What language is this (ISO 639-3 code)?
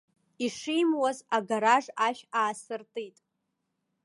abk